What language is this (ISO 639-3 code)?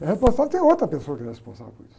por